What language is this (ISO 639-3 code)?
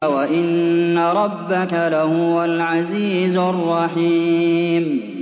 ara